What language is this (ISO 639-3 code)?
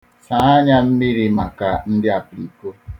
ibo